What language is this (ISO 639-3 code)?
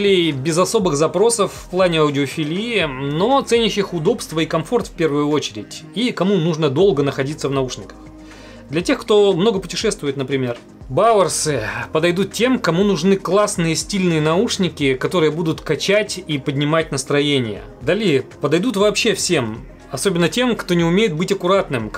rus